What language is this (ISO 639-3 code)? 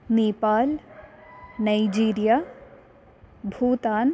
san